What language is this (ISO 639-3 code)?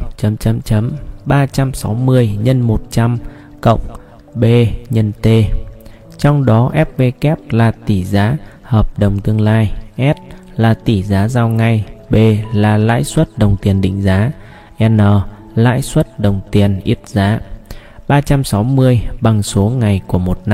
vie